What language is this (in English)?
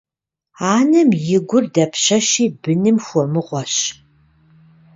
Kabardian